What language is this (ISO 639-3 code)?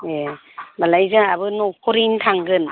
brx